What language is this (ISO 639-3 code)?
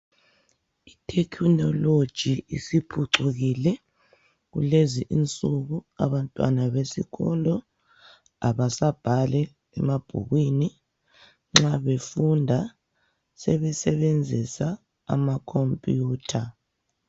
nde